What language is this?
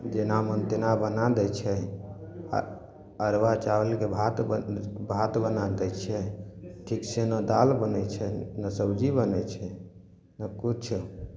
Maithili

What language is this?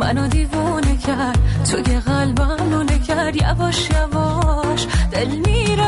Persian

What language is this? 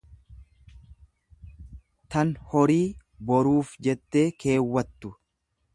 Oromo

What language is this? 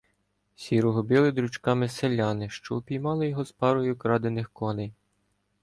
Ukrainian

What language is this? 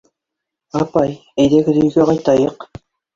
Bashkir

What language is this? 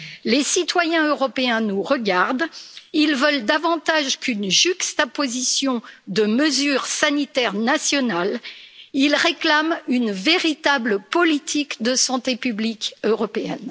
French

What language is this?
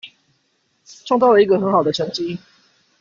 Chinese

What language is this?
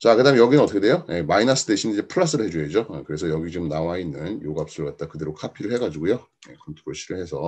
Korean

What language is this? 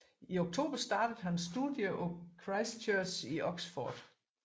Danish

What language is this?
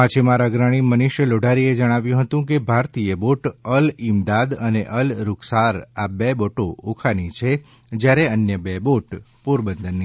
Gujarati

